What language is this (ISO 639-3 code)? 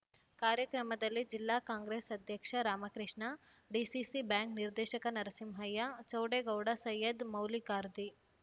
kan